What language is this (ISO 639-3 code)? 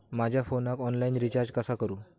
mar